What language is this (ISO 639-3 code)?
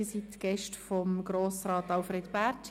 gsw